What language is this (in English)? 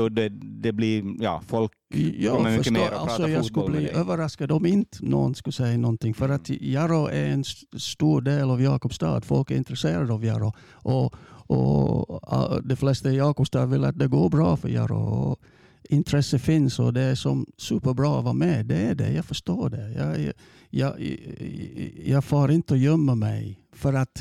Swedish